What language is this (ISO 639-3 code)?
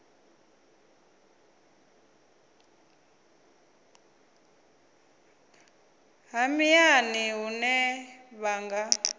ven